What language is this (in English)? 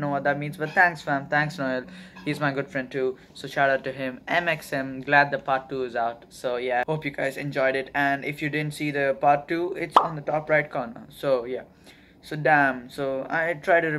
English